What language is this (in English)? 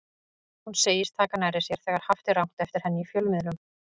Icelandic